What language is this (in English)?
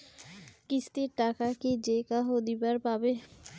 Bangla